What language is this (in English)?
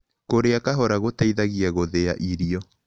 Kikuyu